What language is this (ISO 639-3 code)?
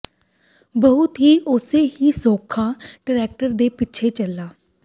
pan